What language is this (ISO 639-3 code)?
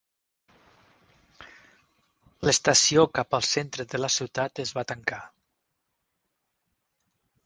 cat